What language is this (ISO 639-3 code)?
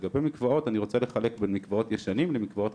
heb